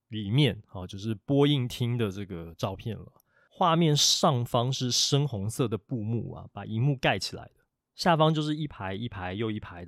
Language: Chinese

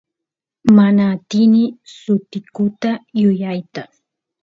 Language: Santiago del Estero Quichua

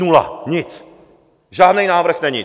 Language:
Czech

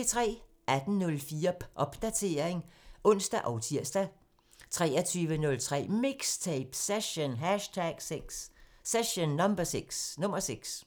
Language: Danish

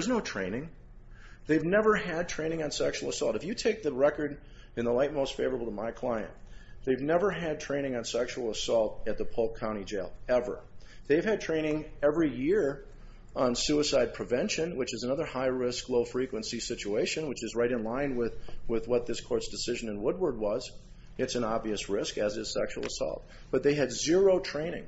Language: English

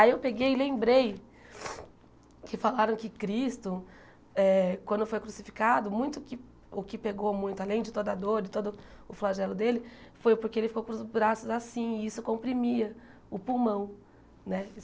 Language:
Portuguese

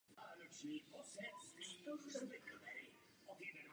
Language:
Czech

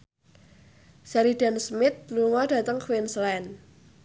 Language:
Javanese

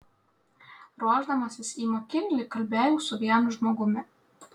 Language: Lithuanian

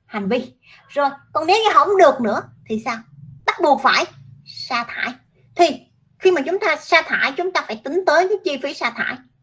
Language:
Vietnamese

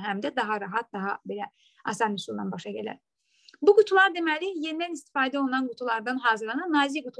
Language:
Turkish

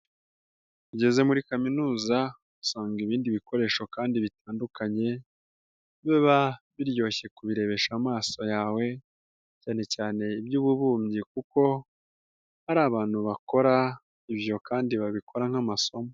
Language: Kinyarwanda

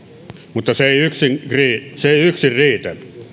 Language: Finnish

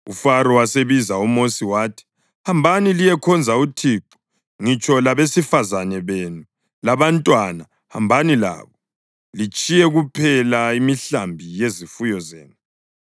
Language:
North Ndebele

